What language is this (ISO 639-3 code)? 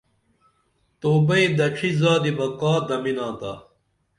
dml